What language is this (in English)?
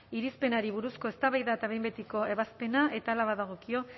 Basque